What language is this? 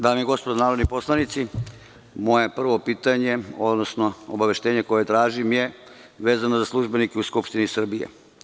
Serbian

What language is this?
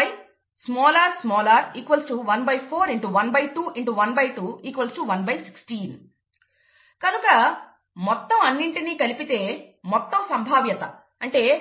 Telugu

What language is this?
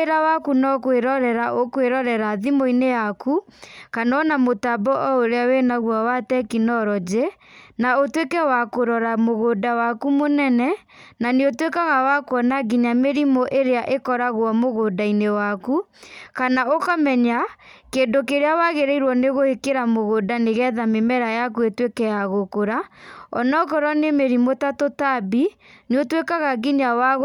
Kikuyu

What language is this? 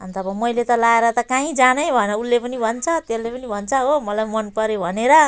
Nepali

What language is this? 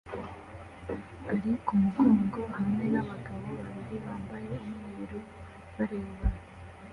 Kinyarwanda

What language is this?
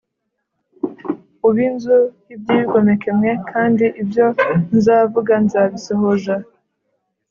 Kinyarwanda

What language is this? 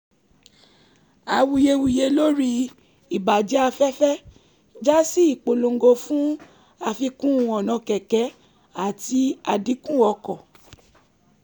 Yoruba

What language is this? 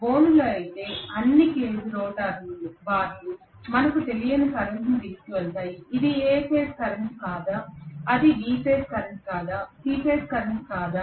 Telugu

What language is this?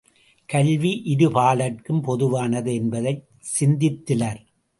Tamil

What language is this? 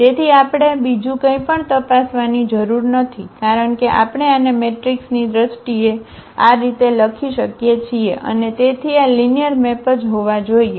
Gujarati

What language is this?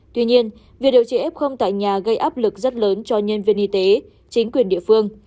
Vietnamese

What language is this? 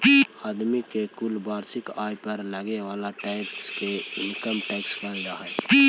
Magahi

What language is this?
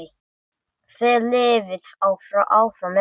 Icelandic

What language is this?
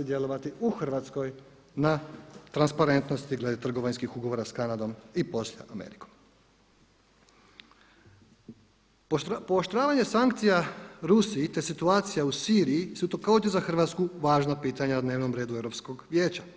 Croatian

